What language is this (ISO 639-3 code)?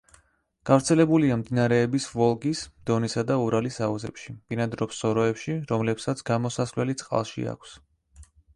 kat